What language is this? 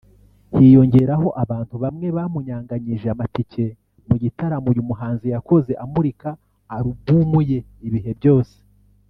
Kinyarwanda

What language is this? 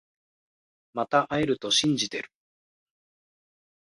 Japanese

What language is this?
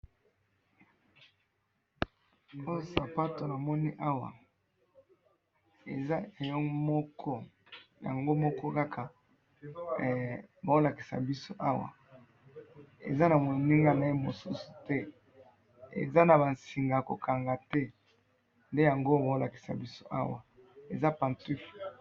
Lingala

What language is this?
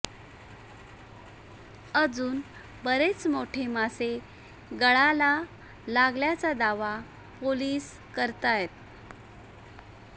Marathi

